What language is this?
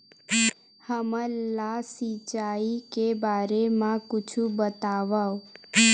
Chhattisgarhi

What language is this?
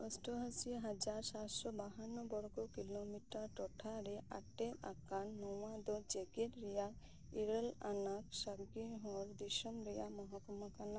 Santali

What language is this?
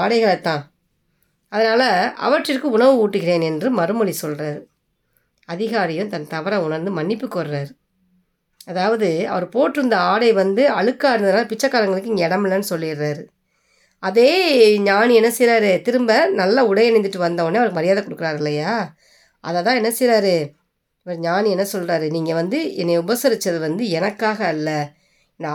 Tamil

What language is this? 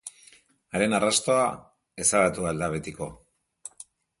Basque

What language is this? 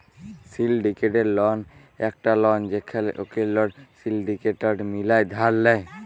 Bangla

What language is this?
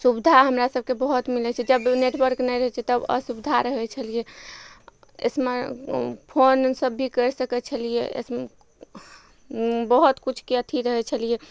Maithili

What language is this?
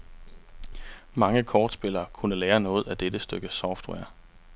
Danish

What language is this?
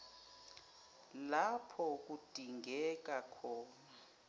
Zulu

